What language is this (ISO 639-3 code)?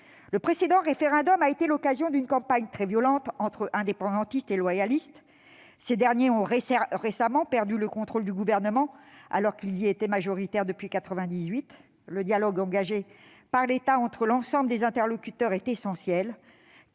fra